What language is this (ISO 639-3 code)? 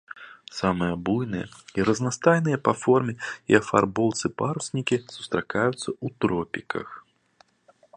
bel